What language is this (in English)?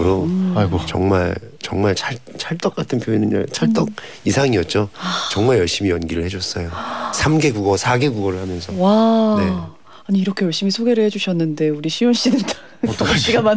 Korean